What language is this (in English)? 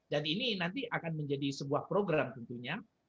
Indonesian